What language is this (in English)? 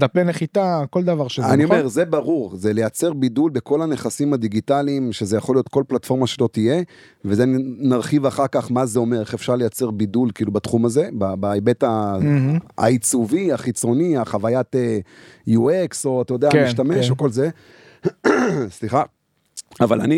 Hebrew